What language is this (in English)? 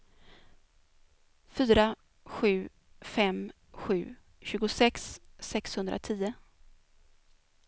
Swedish